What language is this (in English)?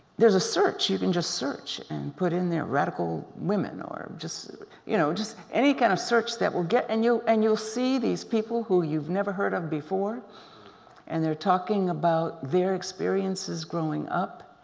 English